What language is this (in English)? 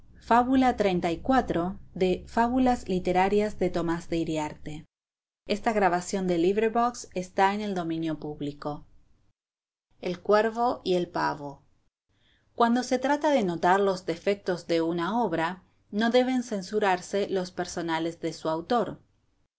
Spanish